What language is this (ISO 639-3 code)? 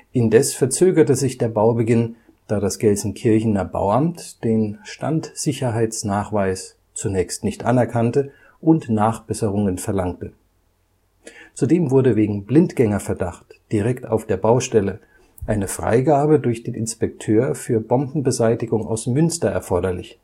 deu